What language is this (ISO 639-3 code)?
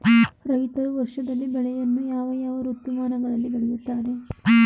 kan